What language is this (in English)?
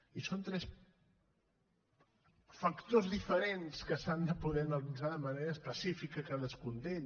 Catalan